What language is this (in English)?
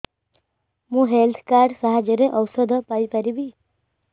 Odia